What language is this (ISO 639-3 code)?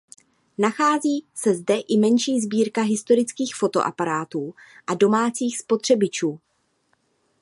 ces